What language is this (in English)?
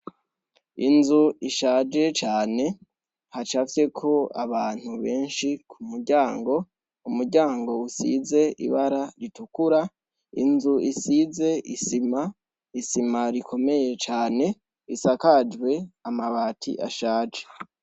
Rundi